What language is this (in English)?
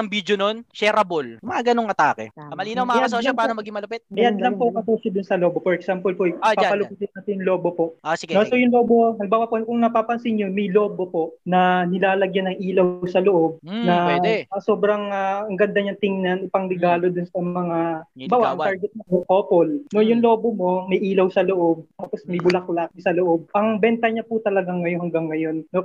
Filipino